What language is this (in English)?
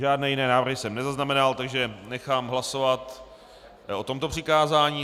Czech